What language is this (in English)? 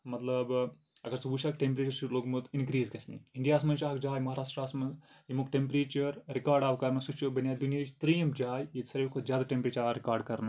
Kashmiri